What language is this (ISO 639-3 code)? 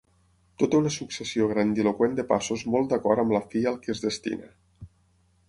cat